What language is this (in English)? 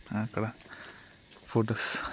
Telugu